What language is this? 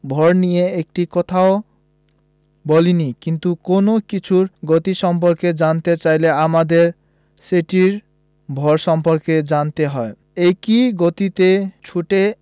Bangla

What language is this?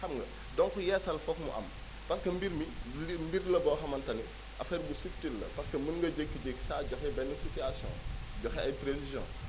Wolof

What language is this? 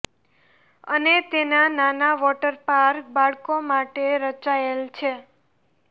Gujarati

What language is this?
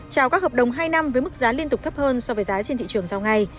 Vietnamese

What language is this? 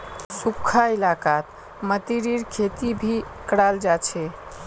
Magahi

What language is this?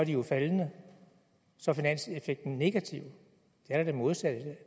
Danish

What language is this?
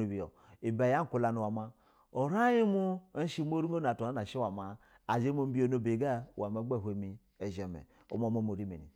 Basa (Nigeria)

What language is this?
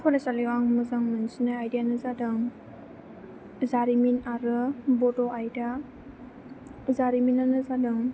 Bodo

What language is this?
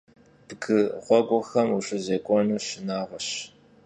Kabardian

